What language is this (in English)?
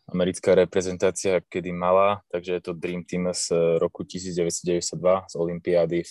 Slovak